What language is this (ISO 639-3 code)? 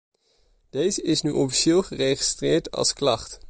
nld